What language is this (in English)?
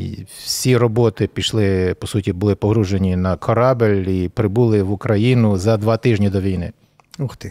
Ukrainian